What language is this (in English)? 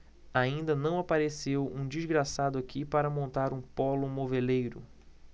Portuguese